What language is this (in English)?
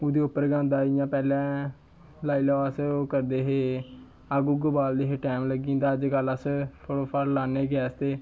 Dogri